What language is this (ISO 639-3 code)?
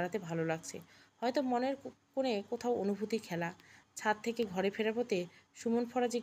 ben